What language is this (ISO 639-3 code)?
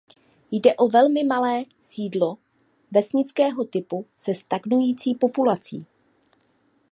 ces